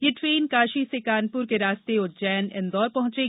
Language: Hindi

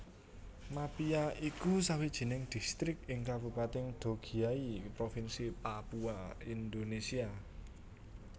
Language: Javanese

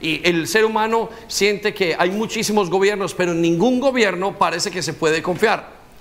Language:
Spanish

